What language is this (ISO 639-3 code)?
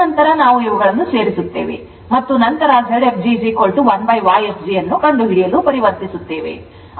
kan